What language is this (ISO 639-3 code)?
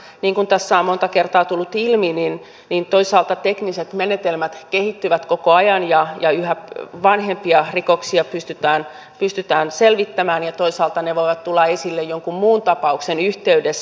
fin